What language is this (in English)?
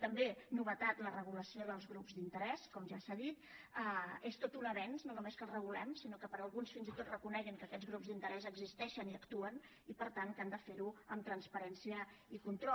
Catalan